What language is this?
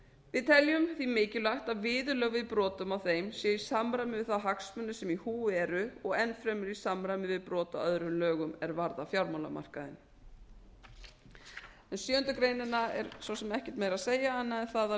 Icelandic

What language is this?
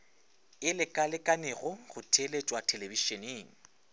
Northern Sotho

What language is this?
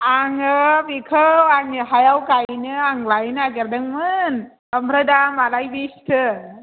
Bodo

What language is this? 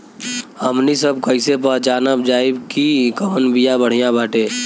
Bhojpuri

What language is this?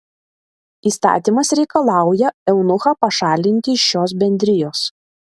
Lithuanian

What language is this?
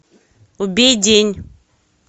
Russian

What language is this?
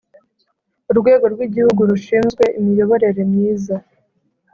Kinyarwanda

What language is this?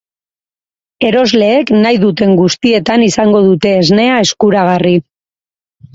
Basque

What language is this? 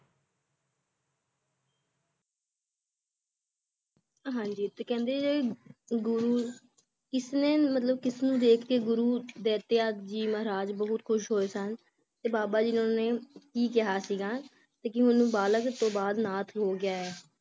Punjabi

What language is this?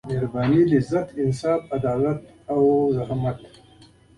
Pashto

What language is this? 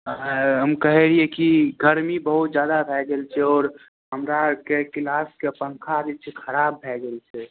Maithili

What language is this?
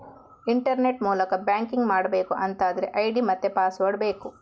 Kannada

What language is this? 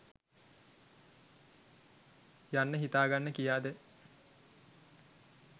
Sinhala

